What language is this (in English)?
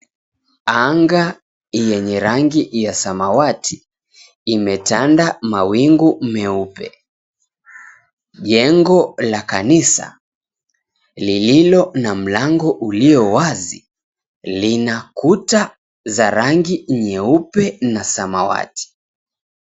Swahili